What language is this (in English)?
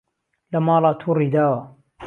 Central Kurdish